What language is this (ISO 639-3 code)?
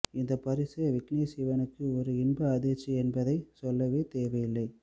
tam